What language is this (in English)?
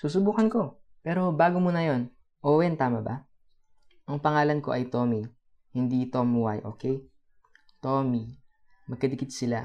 Filipino